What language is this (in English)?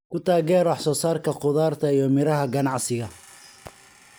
Somali